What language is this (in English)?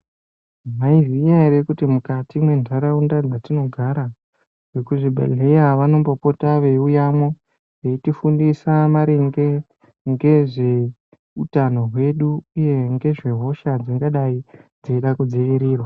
Ndau